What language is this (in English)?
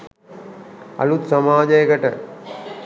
Sinhala